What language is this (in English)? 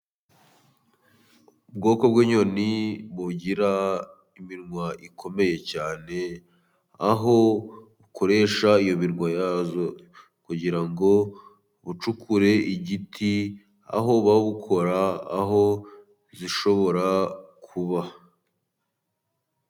Kinyarwanda